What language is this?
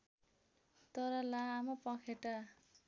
Nepali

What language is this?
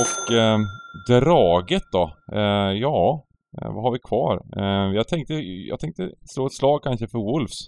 Swedish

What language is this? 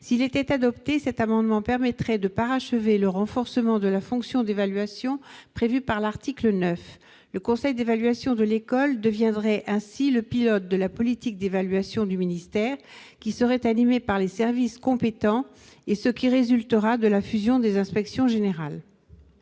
French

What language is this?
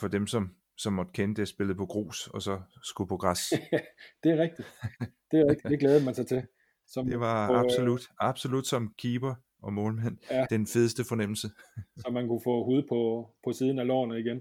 Danish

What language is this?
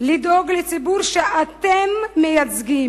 Hebrew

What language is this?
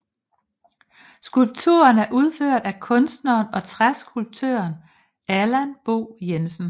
Danish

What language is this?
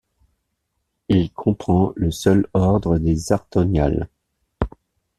French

